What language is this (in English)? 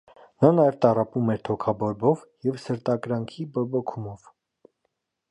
Armenian